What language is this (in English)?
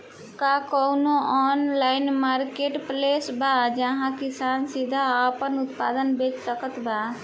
Bhojpuri